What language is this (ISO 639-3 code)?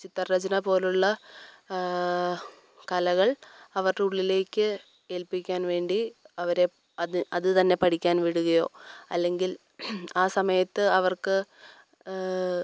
mal